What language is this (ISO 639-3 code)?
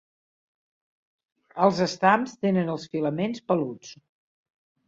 cat